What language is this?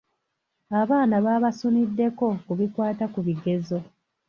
Ganda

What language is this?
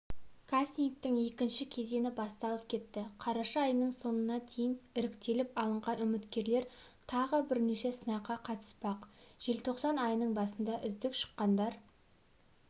Kazakh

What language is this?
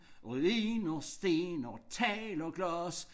Danish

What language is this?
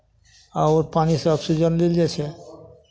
Maithili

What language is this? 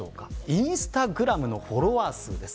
Japanese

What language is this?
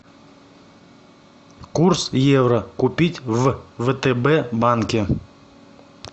Russian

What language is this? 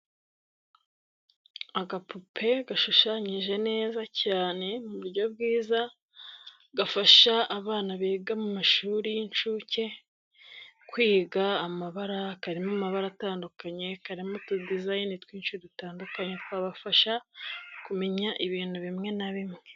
Kinyarwanda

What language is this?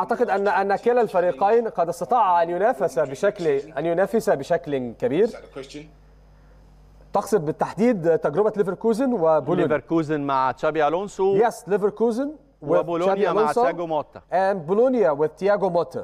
Arabic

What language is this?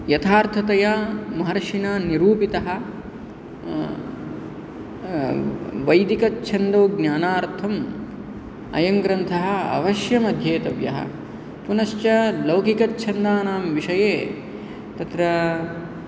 Sanskrit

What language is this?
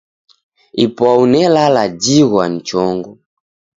Taita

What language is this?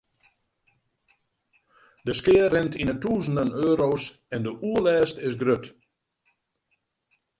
Western Frisian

